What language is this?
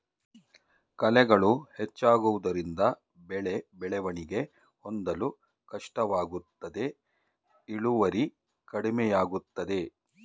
Kannada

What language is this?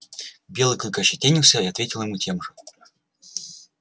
Russian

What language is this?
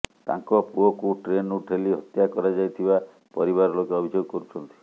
Odia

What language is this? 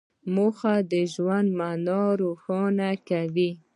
Pashto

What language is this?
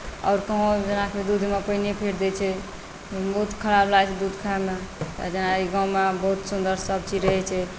Maithili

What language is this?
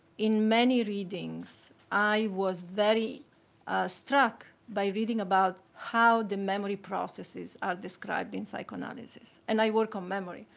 English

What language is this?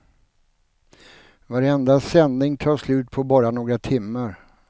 Swedish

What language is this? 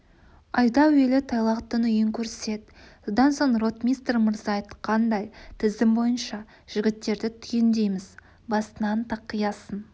Kazakh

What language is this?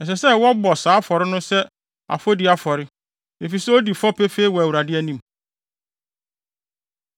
Akan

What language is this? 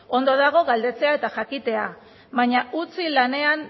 Basque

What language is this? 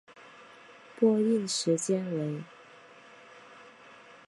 Chinese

